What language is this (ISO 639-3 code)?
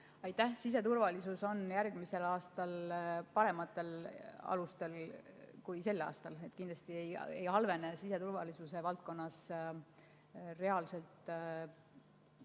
est